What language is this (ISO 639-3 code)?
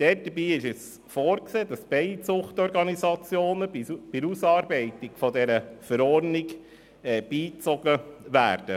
gsw